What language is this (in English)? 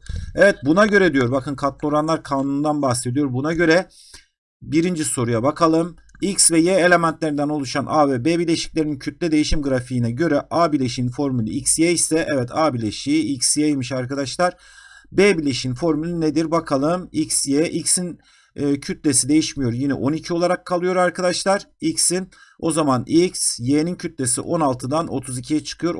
Turkish